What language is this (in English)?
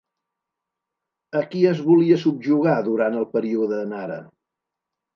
Catalan